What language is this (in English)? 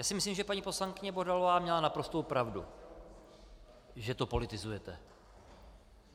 Czech